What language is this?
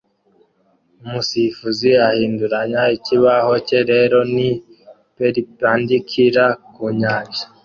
Kinyarwanda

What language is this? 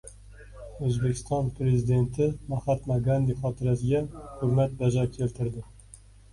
Uzbek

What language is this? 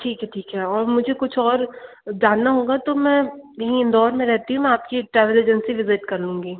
Hindi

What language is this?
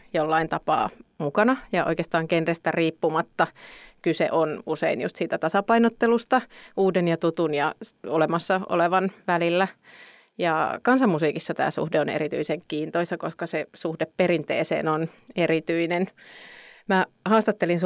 Finnish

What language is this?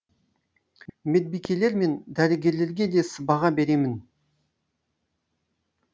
Kazakh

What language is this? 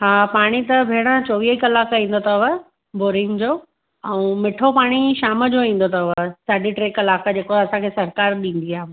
Sindhi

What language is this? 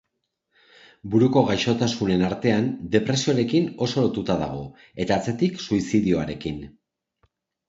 Basque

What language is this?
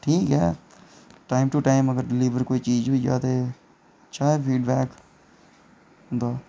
Dogri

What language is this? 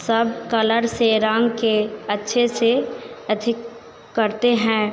Hindi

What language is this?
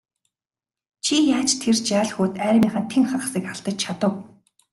Mongolian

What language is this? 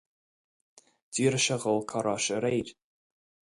Irish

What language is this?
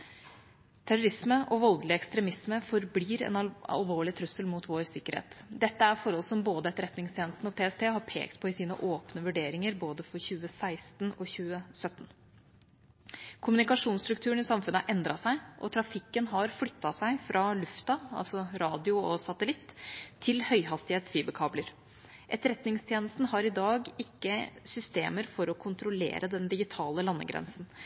Norwegian Bokmål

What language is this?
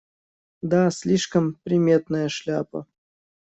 Russian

